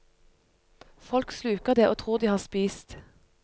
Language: Norwegian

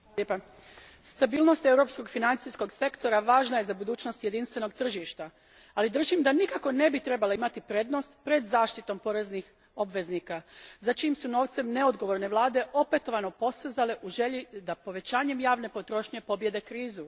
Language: Croatian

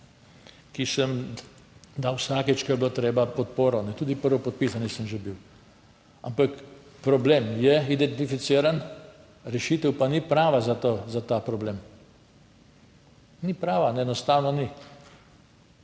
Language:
Slovenian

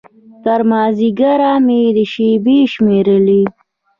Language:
Pashto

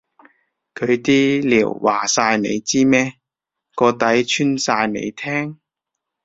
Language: Cantonese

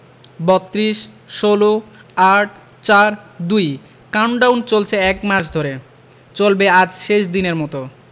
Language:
Bangla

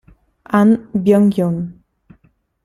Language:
Italian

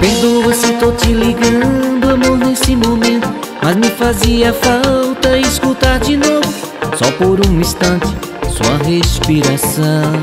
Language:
Portuguese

